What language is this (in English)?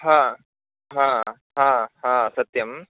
Sanskrit